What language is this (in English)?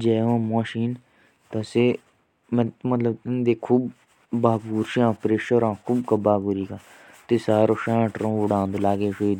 Jaunsari